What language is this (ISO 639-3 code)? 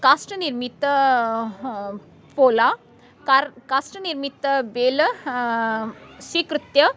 san